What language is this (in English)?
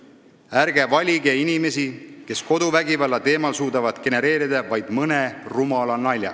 Estonian